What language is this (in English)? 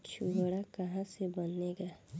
Bhojpuri